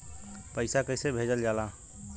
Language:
Bhojpuri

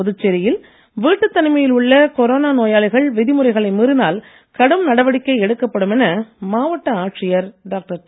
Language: Tamil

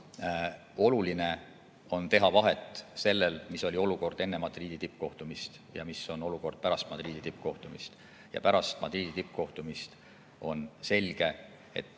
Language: Estonian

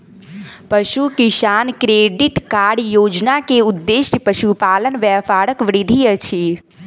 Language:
Maithili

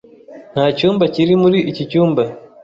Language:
Kinyarwanda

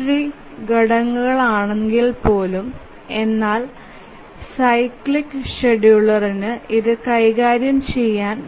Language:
Malayalam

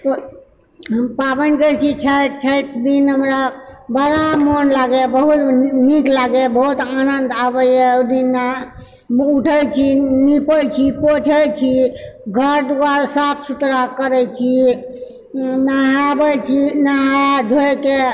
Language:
Maithili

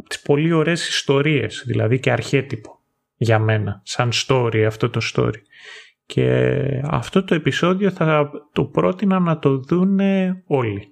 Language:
Greek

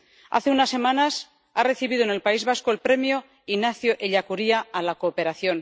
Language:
Spanish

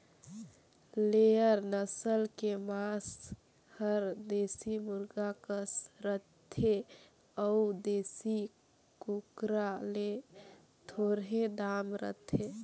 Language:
Chhattisgarhi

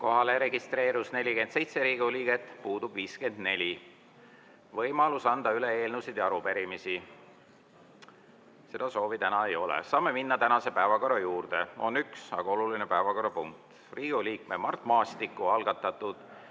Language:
Estonian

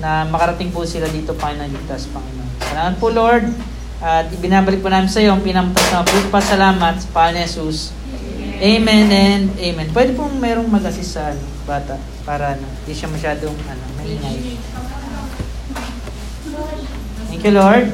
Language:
Filipino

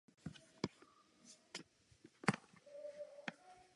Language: Czech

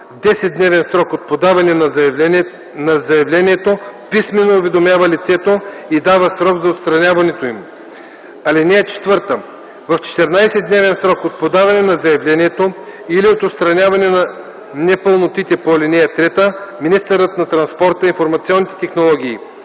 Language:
Bulgarian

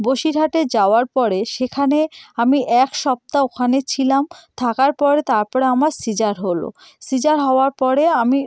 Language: Bangla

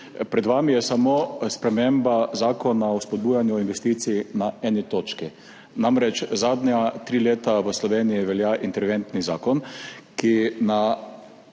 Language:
Slovenian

